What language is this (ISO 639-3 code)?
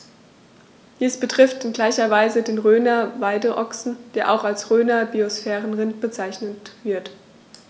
deu